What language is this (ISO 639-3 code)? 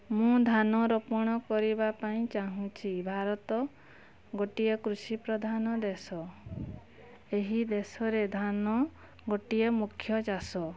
ori